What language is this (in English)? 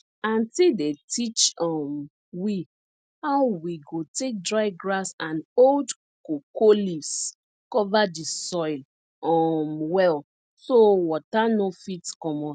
Nigerian Pidgin